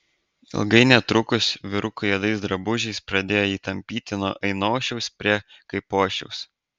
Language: Lithuanian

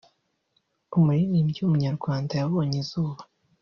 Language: Kinyarwanda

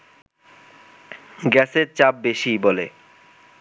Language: Bangla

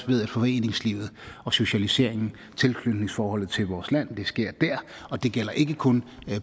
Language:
Danish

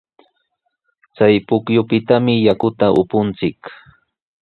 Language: Sihuas Ancash Quechua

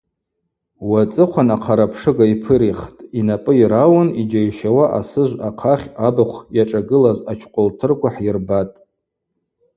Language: Abaza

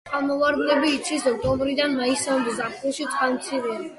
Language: Georgian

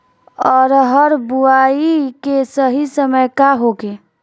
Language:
Bhojpuri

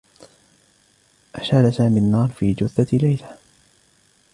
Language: Arabic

